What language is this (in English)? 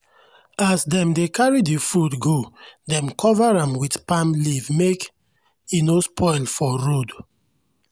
Nigerian Pidgin